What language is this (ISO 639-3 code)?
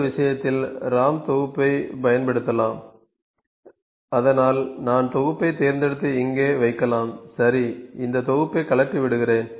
tam